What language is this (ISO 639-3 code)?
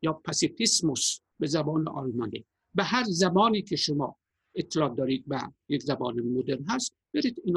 fas